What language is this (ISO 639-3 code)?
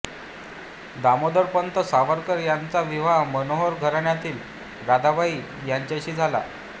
mar